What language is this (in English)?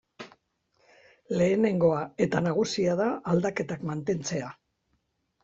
Basque